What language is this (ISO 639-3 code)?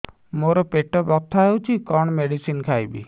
ori